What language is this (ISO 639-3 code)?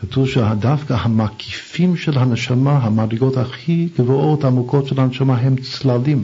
heb